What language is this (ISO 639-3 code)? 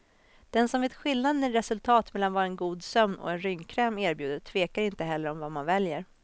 swe